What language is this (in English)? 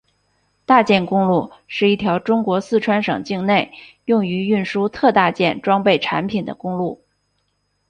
Chinese